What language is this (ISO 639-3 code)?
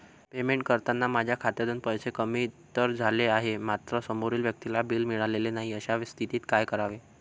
mar